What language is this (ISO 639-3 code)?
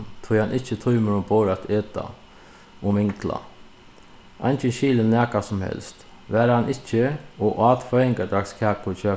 fao